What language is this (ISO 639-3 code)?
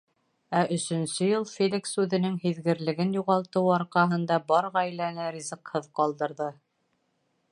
bak